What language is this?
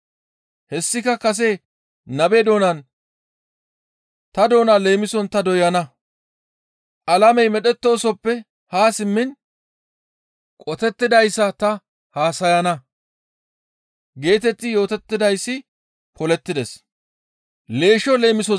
Gamo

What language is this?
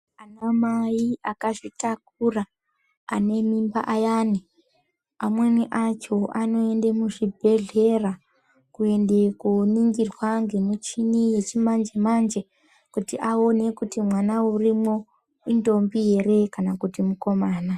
Ndau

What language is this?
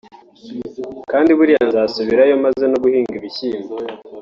Kinyarwanda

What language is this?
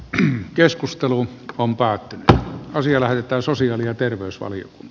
Finnish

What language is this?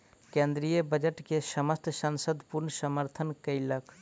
Maithili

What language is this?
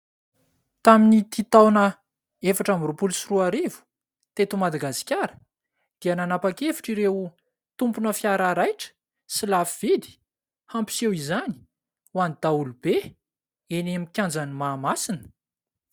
Malagasy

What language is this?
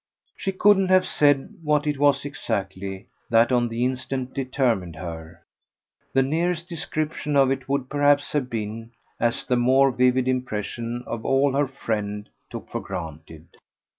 English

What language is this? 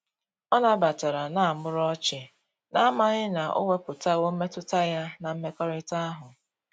Igbo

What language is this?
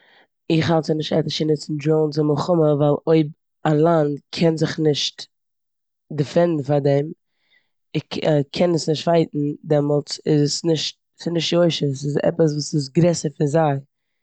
Yiddish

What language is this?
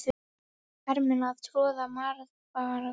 Icelandic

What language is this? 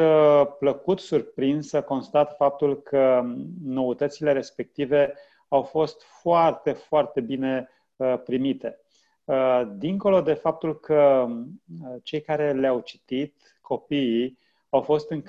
Romanian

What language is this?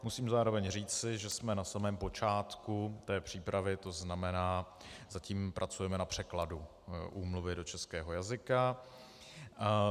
Czech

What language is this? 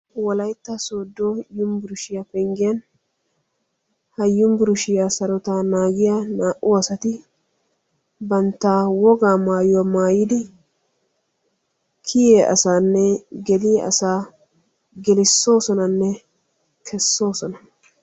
Wolaytta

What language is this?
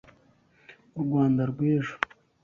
Kinyarwanda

